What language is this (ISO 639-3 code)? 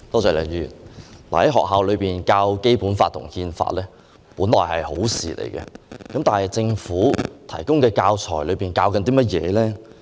yue